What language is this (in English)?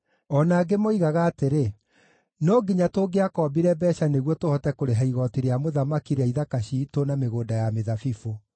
Kikuyu